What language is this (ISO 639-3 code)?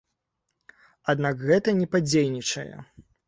bel